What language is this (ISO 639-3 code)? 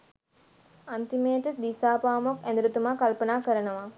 sin